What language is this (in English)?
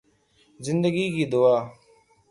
Urdu